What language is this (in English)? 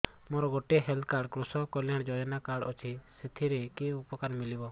Odia